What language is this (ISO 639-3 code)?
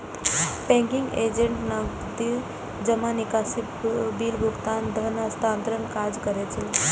mai